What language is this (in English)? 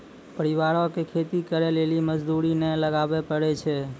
Maithili